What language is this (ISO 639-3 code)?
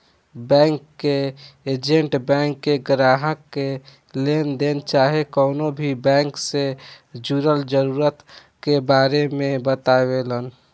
bho